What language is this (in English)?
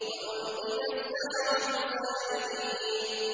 Arabic